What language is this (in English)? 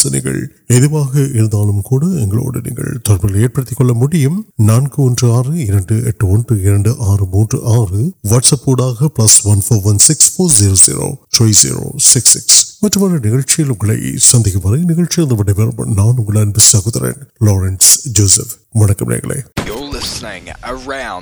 Urdu